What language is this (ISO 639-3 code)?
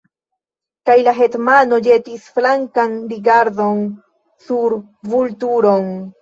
epo